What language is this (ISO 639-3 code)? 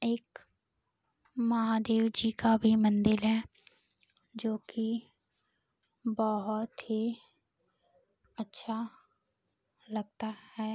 hin